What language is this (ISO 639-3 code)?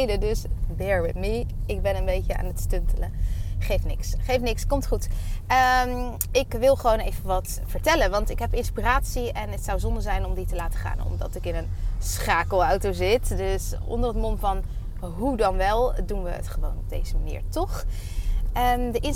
nld